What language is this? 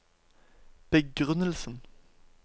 Norwegian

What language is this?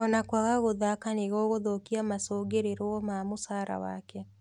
Kikuyu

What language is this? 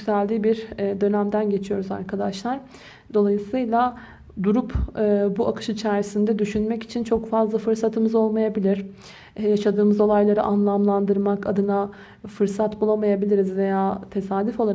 Turkish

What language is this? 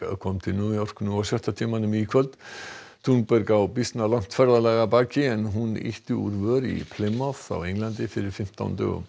Icelandic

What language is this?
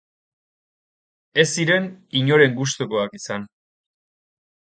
Basque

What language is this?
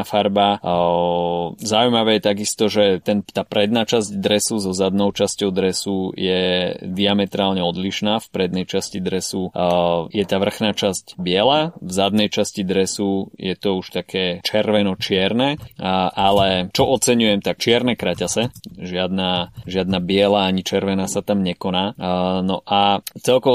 Slovak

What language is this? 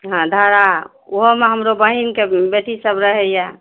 Maithili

